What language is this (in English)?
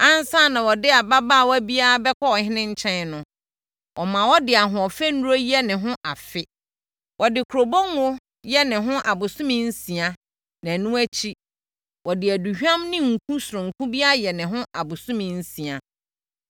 Akan